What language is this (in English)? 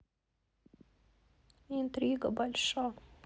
Russian